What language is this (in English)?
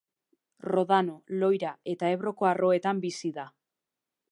Basque